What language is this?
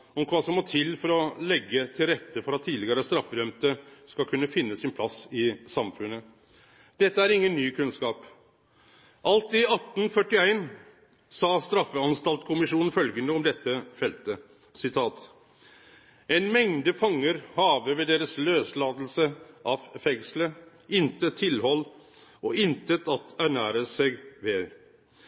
Norwegian Nynorsk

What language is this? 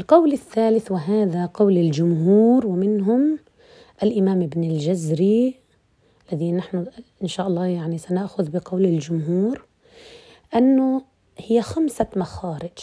Arabic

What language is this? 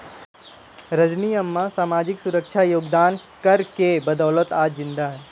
Hindi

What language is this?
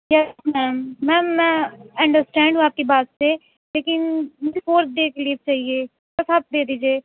Urdu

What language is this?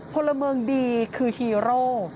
Thai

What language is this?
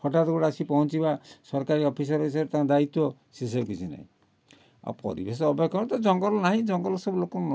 Odia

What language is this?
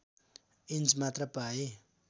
Nepali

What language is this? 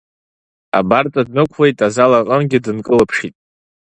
Abkhazian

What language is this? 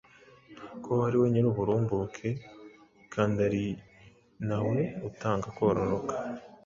Kinyarwanda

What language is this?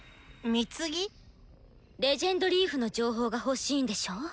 Japanese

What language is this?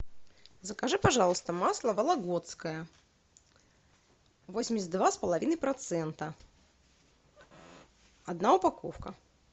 Russian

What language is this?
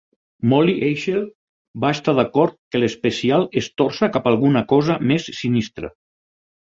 Catalan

